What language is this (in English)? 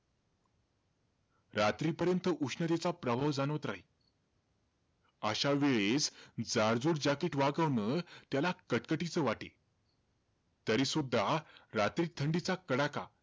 Marathi